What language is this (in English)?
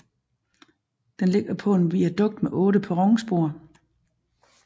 Danish